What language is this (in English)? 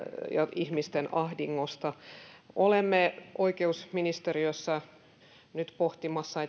Finnish